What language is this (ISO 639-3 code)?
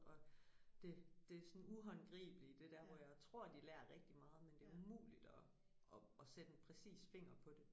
dan